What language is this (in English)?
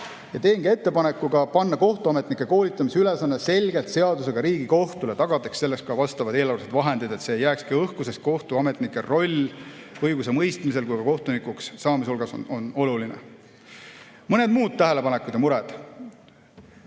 Estonian